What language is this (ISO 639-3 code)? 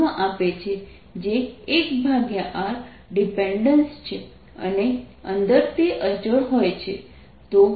guj